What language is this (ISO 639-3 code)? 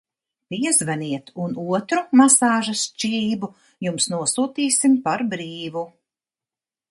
lav